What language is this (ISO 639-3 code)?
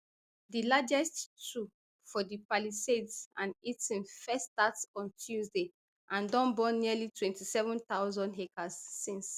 pcm